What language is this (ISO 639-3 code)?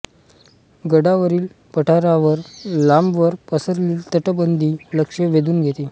mar